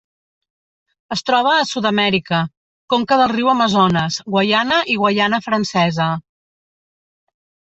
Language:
Catalan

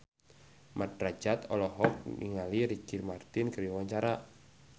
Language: Sundanese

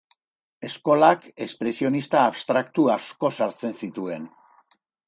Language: Basque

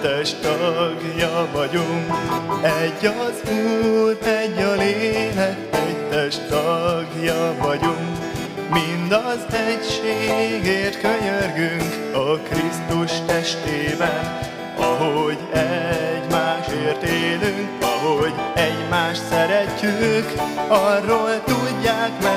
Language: Hungarian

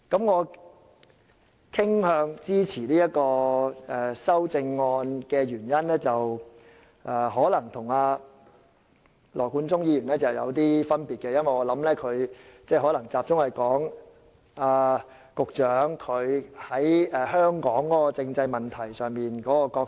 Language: Cantonese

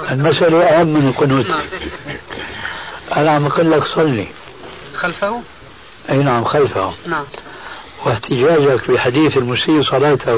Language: Arabic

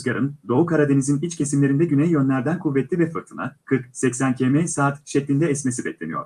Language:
Turkish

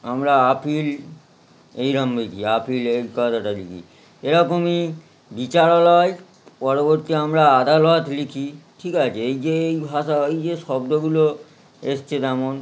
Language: Bangla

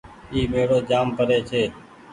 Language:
Goaria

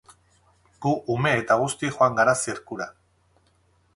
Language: Basque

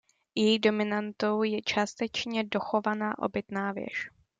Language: Czech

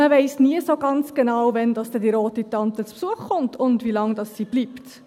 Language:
Swiss German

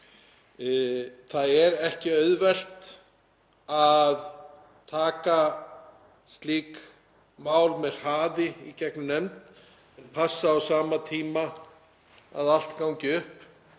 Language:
Icelandic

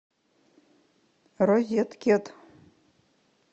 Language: Russian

